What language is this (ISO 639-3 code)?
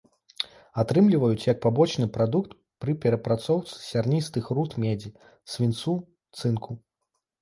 bel